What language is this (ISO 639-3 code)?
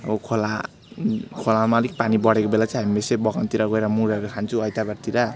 nep